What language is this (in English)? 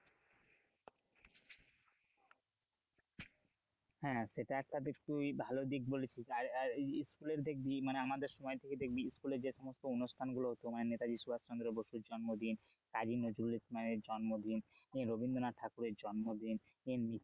Bangla